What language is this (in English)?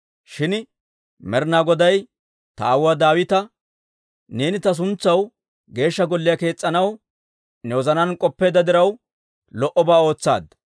Dawro